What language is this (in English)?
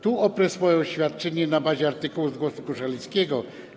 Polish